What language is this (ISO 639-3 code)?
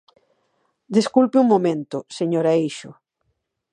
glg